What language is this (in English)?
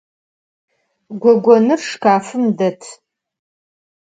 Adyghe